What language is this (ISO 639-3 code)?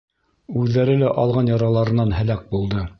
bak